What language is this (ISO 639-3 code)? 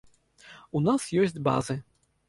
bel